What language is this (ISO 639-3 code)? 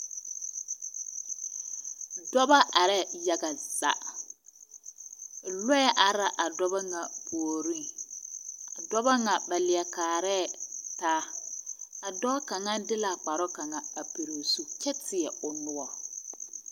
dga